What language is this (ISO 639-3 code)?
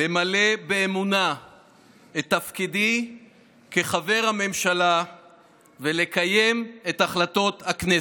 heb